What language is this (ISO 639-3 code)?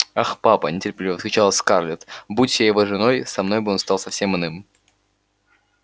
rus